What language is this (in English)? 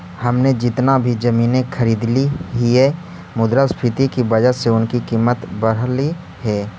Magahi